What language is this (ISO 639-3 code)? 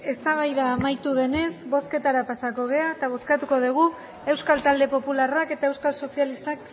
eus